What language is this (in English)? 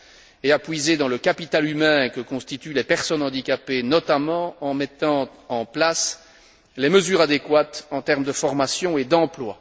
French